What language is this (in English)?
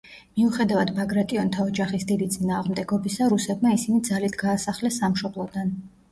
Georgian